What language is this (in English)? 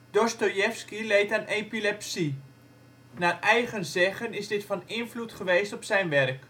Dutch